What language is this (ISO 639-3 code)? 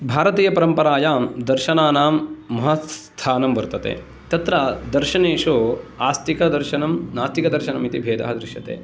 san